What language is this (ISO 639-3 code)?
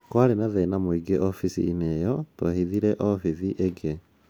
kik